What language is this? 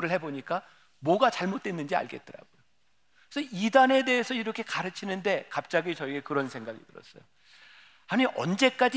Korean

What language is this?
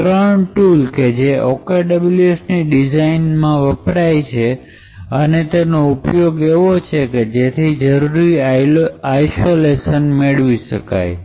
Gujarati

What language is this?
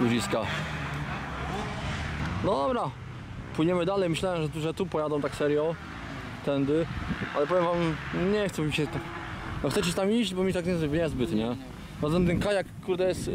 Polish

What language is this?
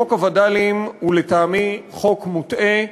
Hebrew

